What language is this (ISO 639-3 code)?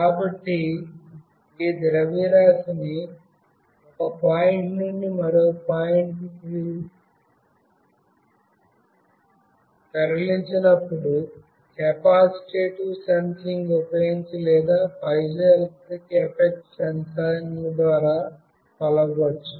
tel